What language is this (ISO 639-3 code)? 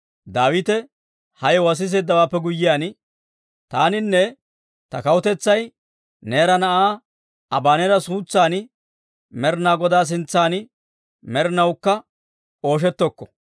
dwr